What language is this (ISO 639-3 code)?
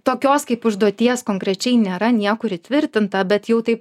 lit